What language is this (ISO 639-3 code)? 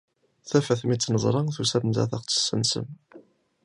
kab